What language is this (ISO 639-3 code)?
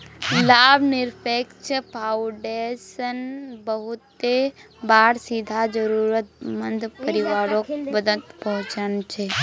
mag